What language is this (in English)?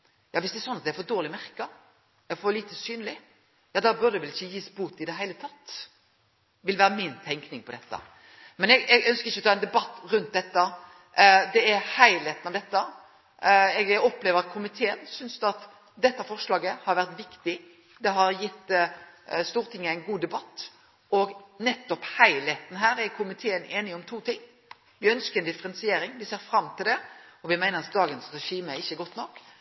Norwegian Nynorsk